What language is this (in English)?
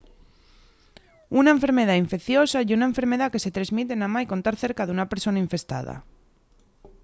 Asturian